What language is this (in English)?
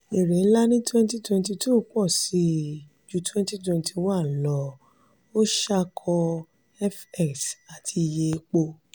Yoruba